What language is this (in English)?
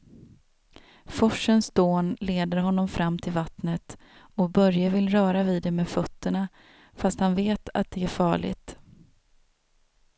Swedish